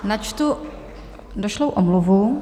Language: Czech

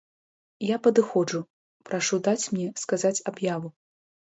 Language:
Belarusian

